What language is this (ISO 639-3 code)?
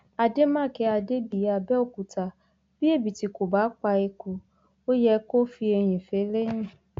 yor